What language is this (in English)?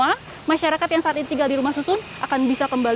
Indonesian